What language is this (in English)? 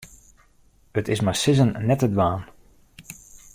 Western Frisian